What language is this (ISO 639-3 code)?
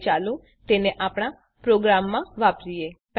guj